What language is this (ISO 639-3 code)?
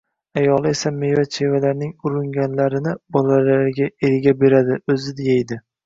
uzb